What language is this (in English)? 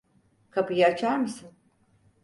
Turkish